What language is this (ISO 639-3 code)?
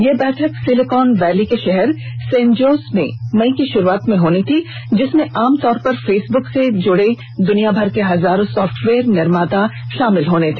hin